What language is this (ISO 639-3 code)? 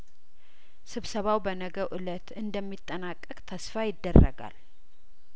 amh